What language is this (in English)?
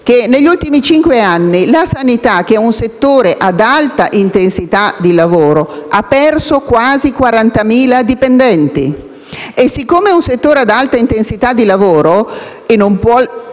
Italian